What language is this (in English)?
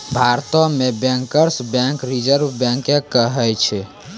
Maithili